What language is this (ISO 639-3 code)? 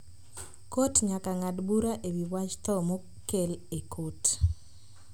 luo